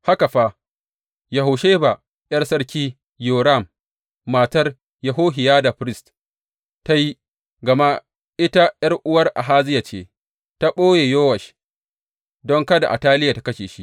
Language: Hausa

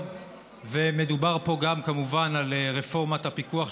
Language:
Hebrew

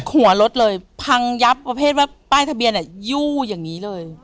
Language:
Thai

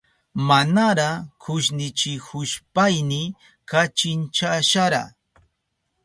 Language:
Southern Pastaza Quechua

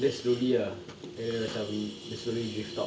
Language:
English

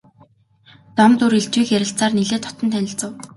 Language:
Mongolian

